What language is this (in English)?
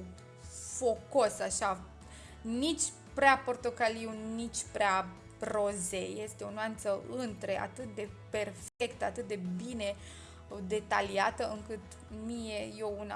Romanian